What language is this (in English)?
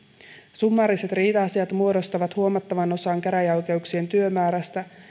Finnish